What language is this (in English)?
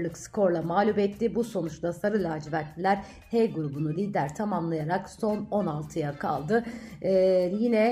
Turkish